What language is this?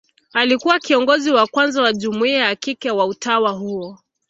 Swahili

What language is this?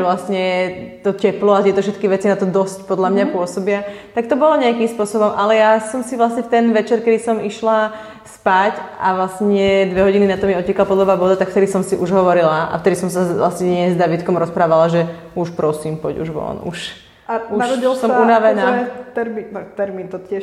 Slovak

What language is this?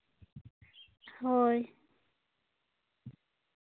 Santali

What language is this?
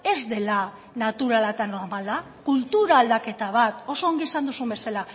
Basque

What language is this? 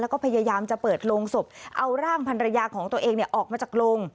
Thai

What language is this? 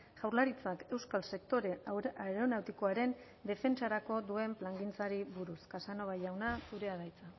Basque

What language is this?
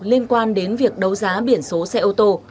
Vietnamese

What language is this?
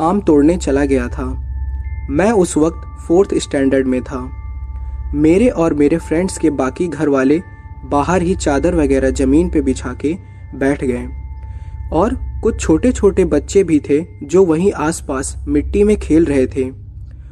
Hindi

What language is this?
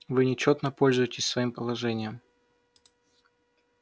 Russian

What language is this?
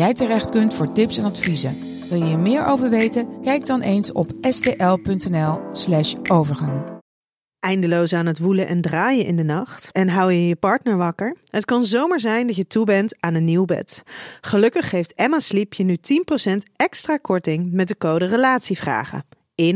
Dutch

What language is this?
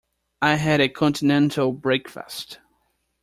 English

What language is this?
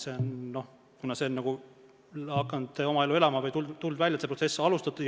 Estonian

